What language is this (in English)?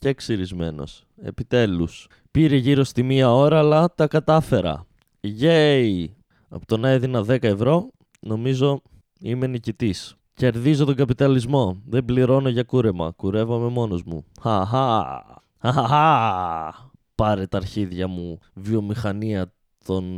Greek